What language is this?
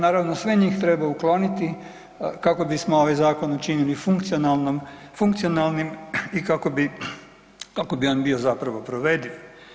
Croatian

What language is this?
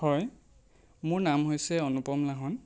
Assamese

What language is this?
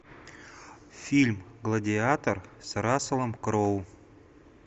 Russian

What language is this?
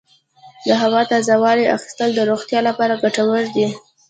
Pashto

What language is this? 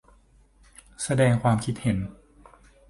Thai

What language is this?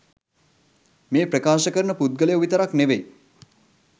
Sinhala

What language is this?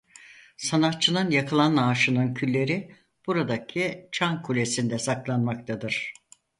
Turkish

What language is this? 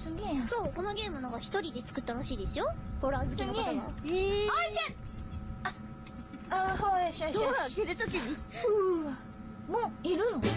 Japanese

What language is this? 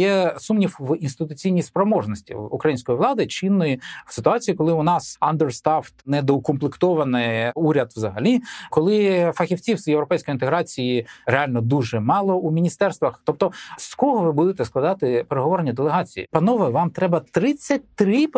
Ukrainian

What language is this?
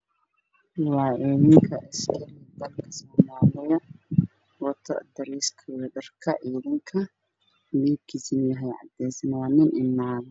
Somali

